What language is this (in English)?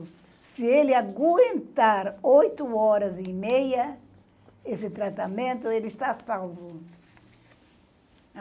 Portuguese